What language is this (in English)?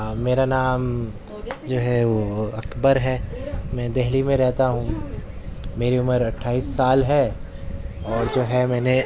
Urdu